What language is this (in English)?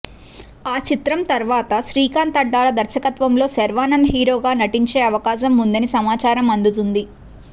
Telugu